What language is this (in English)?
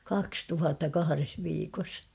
Finnish